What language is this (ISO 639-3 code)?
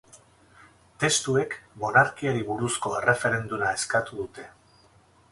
eus